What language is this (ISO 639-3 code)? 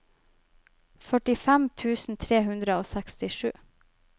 nor